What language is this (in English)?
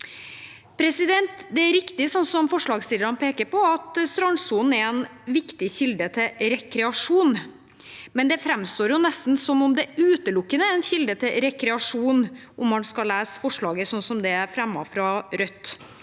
Norwegian